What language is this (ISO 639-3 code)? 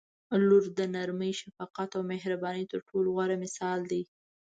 pus